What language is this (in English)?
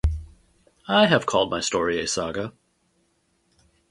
English